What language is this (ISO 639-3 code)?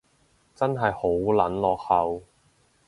yue